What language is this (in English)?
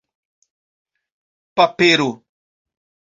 Esperanto